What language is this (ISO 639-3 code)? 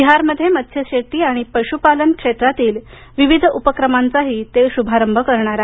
mar